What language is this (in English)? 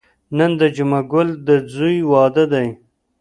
Pashto